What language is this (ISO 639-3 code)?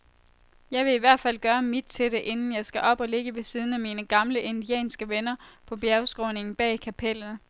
dan